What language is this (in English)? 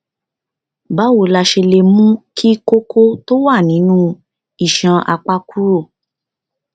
Yoruba